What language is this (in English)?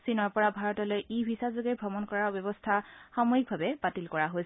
Assamese